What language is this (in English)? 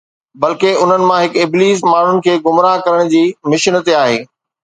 Sindhi